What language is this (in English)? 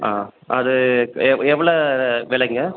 Tamil